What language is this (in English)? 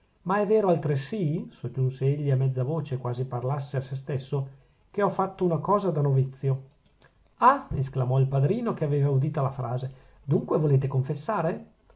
Italian